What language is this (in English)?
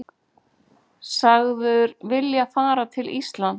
Icelandic